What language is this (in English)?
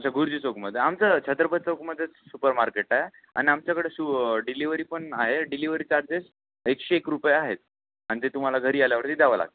Marathi